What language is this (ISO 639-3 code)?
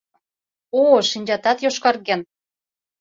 chm